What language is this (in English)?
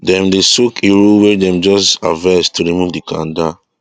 Nigerian Pidgin